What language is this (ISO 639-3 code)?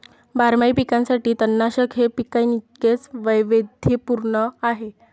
mar